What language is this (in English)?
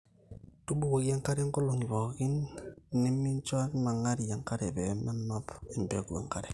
Masai